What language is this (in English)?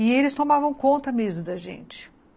Portuguese